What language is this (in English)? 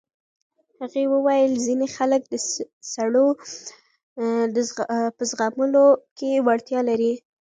Pashto